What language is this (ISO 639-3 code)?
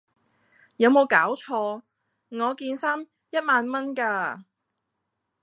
yue